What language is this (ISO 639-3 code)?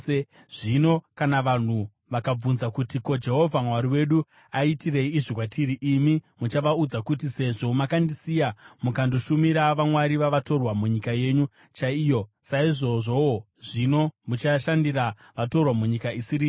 sna